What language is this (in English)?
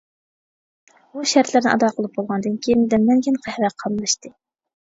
Uyghur